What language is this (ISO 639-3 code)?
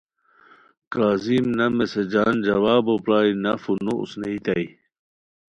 khw